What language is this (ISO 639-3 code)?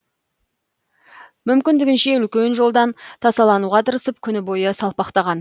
kaz